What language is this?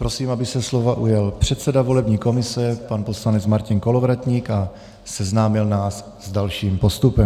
Czech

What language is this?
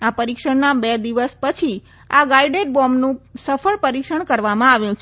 Gujarati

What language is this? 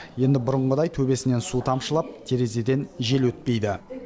Kazakh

